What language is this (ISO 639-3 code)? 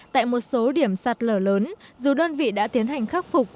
vie